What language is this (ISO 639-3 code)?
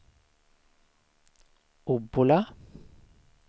swe